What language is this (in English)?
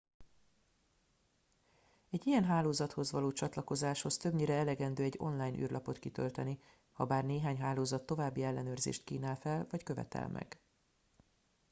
Hungarian